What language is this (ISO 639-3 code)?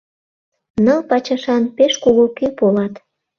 chm